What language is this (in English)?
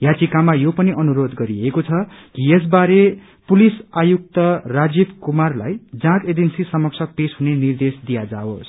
Nepali